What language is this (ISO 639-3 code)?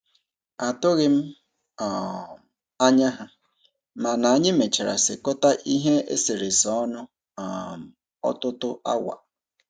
ibo